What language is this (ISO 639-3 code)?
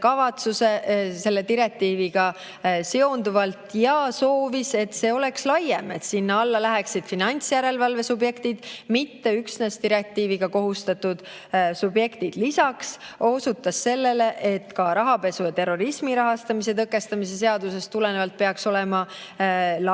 est